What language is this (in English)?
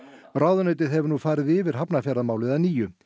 Icelandic